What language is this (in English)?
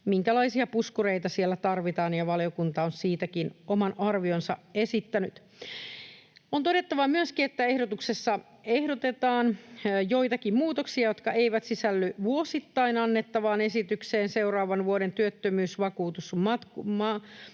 Finnish